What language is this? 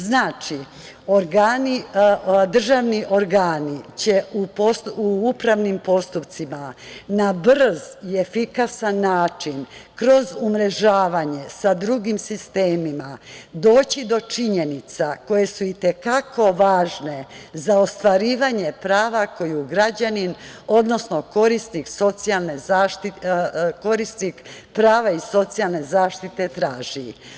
Serbian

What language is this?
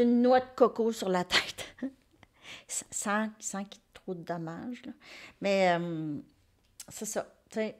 French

